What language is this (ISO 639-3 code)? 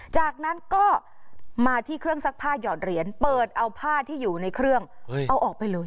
tha